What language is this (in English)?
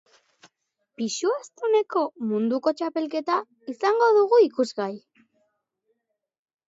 Basque